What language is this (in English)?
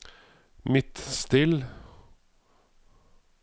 Norwegian